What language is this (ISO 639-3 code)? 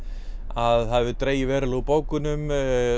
isl